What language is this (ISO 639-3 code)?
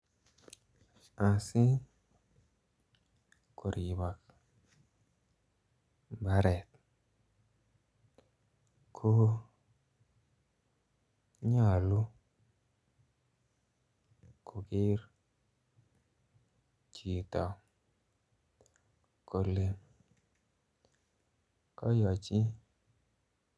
kln